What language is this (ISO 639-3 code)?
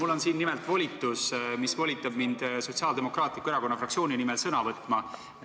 est